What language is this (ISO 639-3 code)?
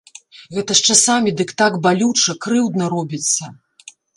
bel